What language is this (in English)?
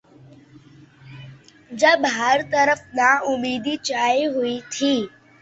Urdu